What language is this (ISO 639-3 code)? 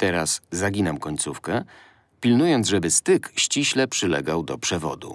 pol